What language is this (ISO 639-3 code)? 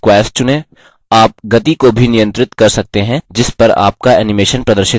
hin